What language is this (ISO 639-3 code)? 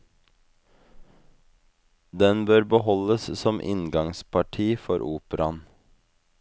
nor